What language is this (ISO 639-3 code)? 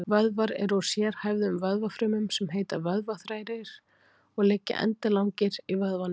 isl